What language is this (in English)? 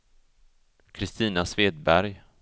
Swedish